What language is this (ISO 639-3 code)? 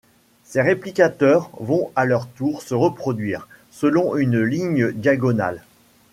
fra